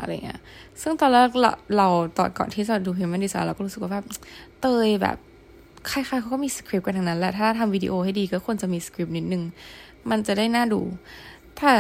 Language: Thai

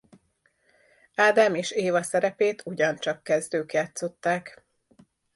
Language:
Hungarian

